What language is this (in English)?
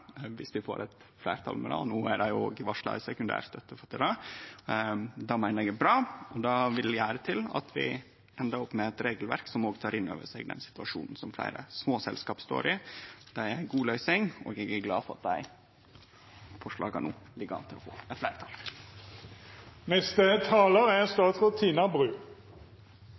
Norwegian Nynorsk